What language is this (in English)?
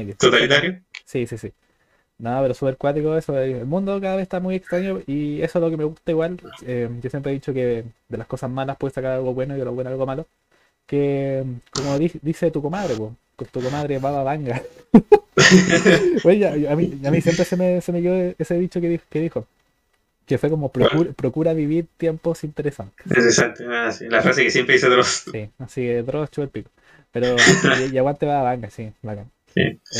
Spanish